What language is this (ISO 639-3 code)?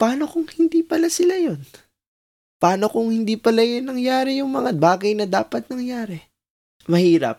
fil